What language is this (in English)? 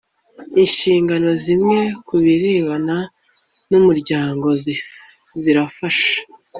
Kinyarwanda